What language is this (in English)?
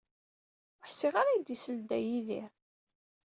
Kabyle